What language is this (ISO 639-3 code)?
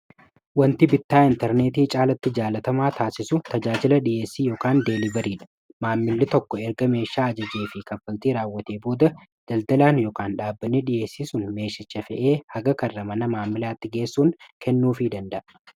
orm